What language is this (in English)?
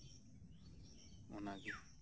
Santali